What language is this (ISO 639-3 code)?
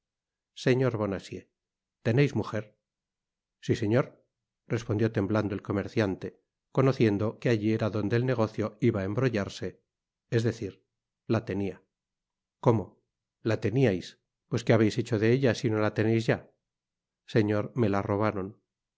spa